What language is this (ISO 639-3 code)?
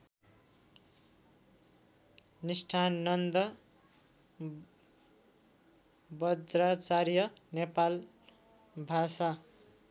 nep